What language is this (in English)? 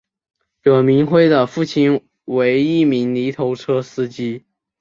Chinese